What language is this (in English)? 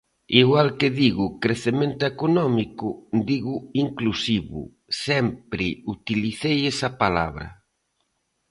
Galician